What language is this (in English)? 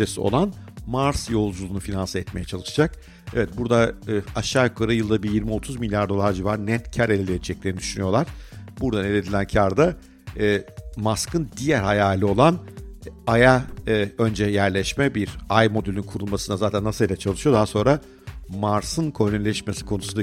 Turkish